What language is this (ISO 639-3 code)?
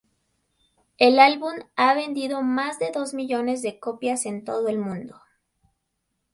spa